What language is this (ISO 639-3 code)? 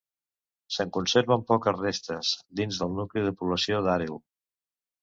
cat